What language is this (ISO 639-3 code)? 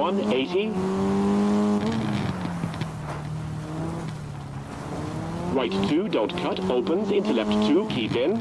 eng